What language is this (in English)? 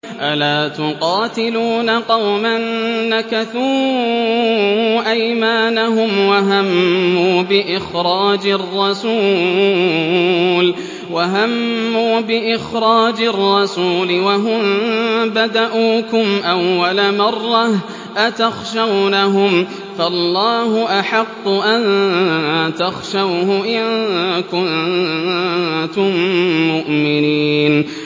Arabic